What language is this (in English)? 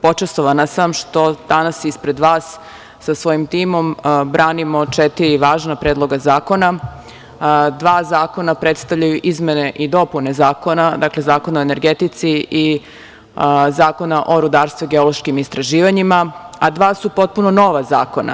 Serbian